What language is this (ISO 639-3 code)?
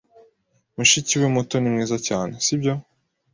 kin